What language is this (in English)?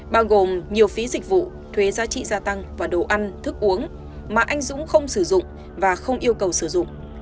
Vietnamese